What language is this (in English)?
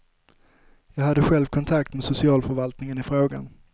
Swedish